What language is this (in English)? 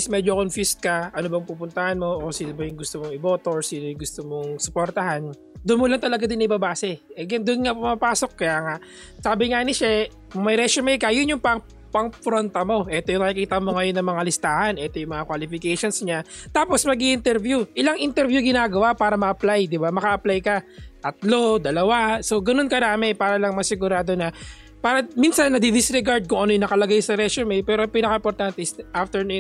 Filipino